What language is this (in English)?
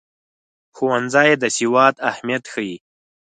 Pashto